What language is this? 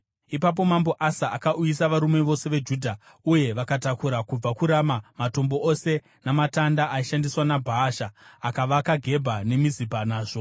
Shona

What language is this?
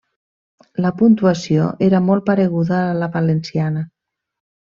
Catalan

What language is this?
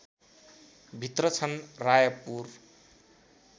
Nepali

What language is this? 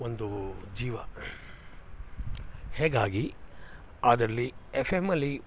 Kannada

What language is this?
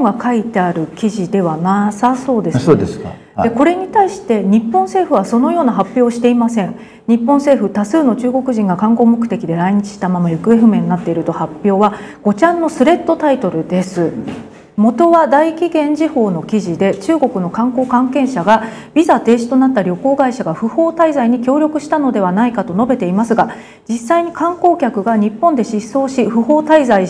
Japanese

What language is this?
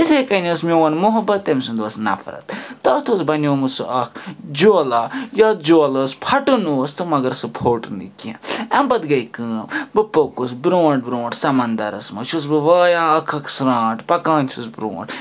Kashmiri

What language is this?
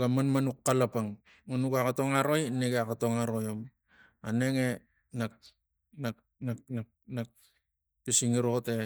Tigak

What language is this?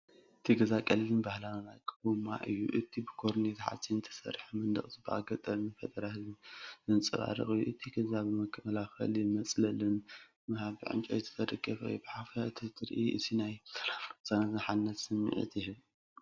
Tigrinya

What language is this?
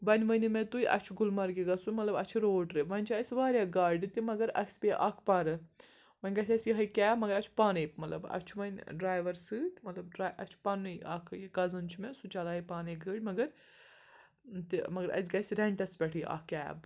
Kashmiri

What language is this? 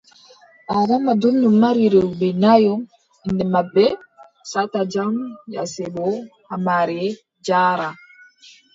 Adamawa Fulfulde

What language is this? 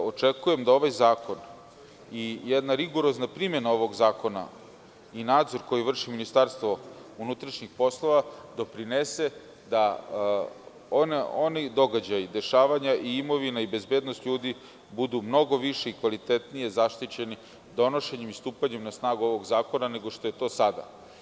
Serbian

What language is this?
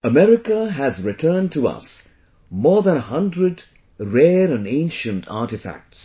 English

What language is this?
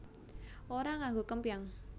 Javanese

